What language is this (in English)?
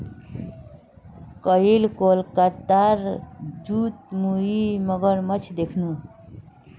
Magahi